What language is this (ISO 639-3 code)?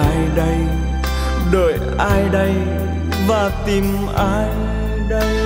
vie